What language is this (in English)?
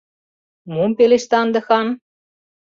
Mari